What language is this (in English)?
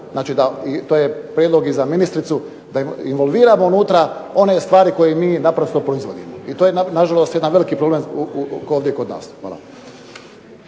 Croatian